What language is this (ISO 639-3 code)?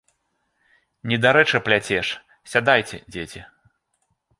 bel